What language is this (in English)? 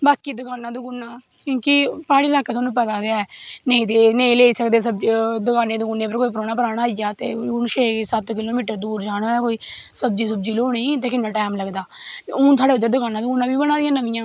Dogri